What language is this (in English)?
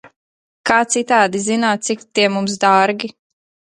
Latvian